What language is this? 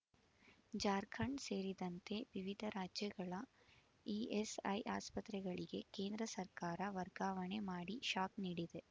Kannada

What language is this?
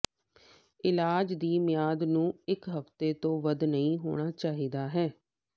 Punjabi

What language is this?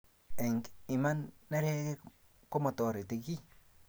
Kalenjin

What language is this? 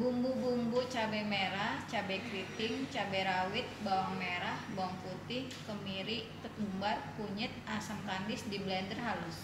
Indonesian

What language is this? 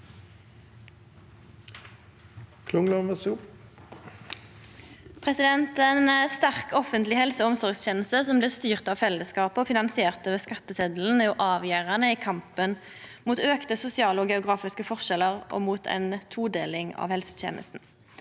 Norwegian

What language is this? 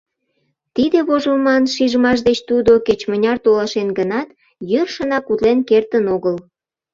Mari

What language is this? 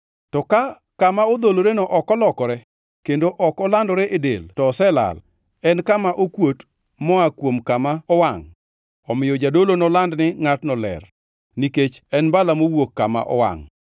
Luo (Kenya and Tanzania)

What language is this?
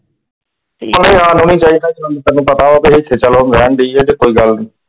Punjabi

